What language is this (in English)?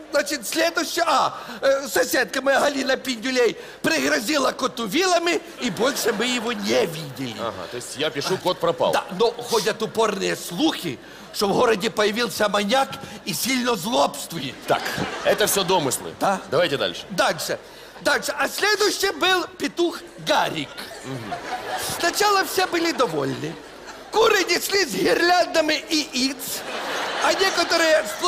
Russian